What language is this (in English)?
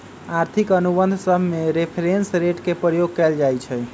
Magahi